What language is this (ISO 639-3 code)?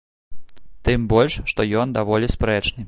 bel